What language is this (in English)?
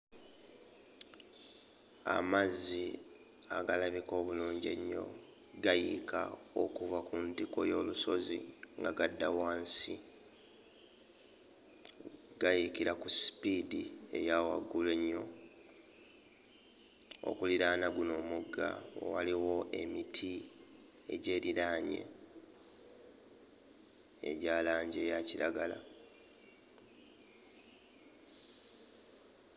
Ganda